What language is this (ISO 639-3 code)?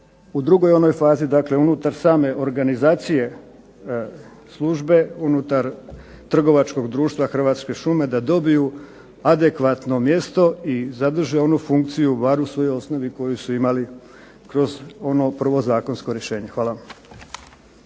hrv